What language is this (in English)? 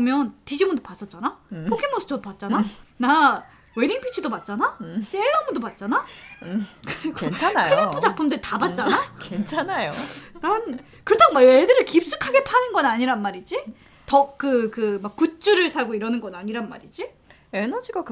Korean